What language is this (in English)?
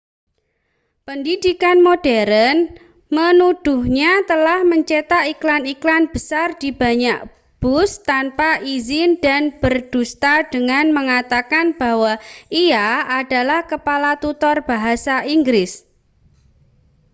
Indonesian